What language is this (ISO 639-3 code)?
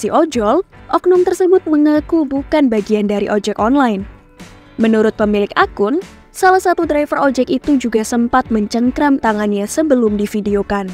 ind